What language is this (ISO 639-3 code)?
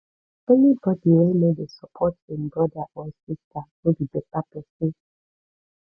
pcm